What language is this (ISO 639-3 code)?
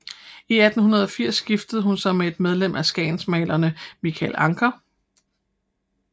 dan